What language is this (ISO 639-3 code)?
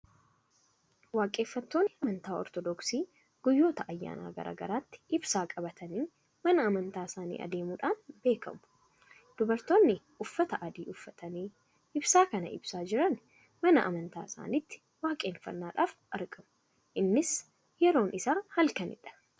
orm